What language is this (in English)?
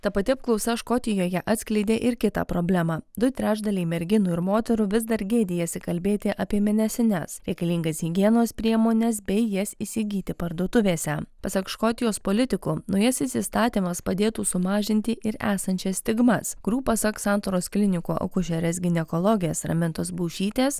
Lithuanian